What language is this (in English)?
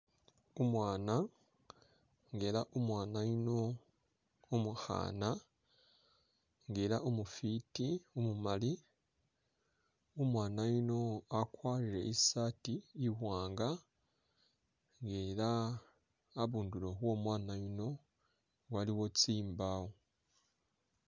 Masaaba